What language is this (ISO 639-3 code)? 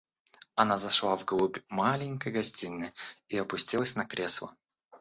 rus